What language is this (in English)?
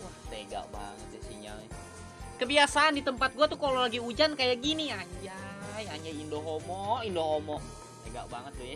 Indonesian